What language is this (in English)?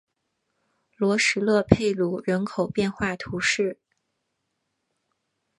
Chinese